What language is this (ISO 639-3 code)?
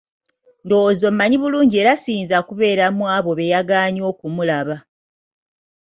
lug